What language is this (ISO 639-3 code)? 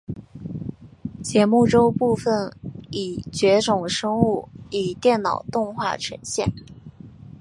zho